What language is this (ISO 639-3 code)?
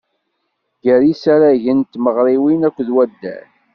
kab